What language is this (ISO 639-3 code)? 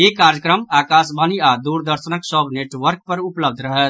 mai